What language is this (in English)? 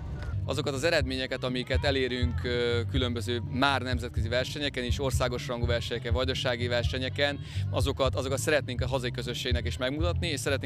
Hungarian